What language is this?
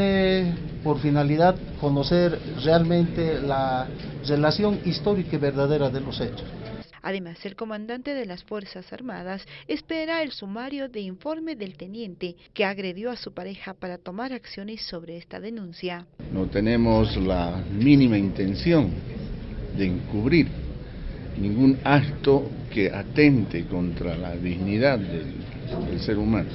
Spanish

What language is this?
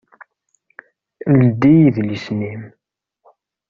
Kabyle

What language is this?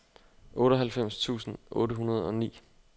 Danish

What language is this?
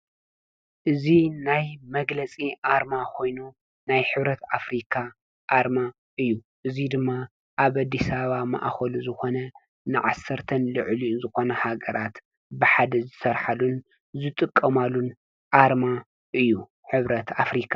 Tigrinya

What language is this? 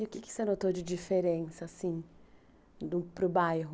Portuguese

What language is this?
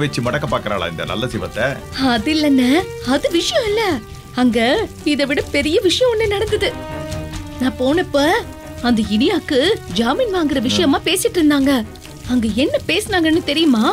Tamil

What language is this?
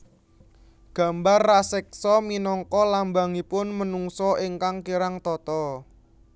Javanese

